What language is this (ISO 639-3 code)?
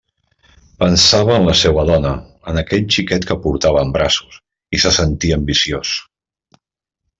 cat